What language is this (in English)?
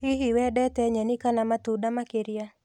Kikuyu